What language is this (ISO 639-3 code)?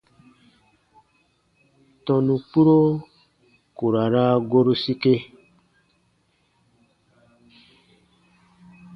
bba